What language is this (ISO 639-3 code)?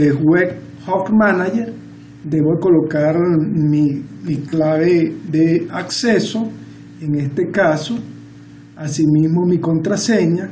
spa